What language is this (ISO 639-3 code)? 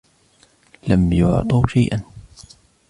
ara